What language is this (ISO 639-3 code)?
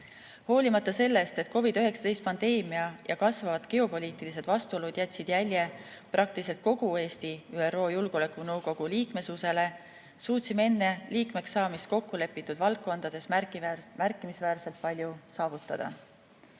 est